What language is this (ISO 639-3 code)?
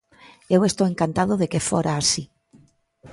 glg